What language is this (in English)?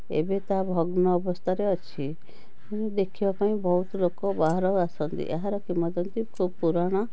Odia